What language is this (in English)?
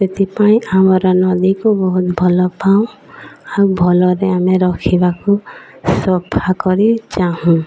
Odia